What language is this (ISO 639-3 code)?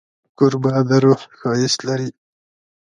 pus